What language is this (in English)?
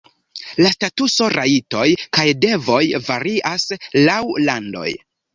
Esperanto